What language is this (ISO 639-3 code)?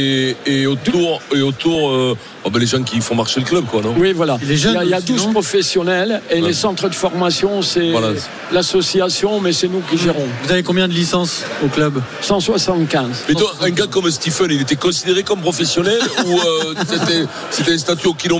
fra